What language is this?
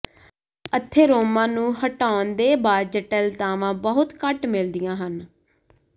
Punjabi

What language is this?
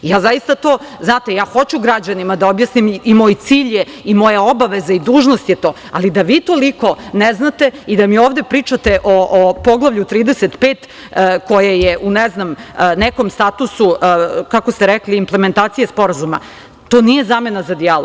Serbian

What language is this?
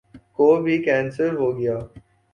Urdu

